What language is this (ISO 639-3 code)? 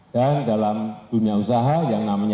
ind